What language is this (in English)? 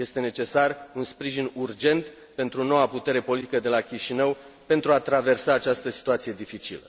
Romanian